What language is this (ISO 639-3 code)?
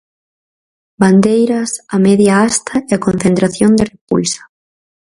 glg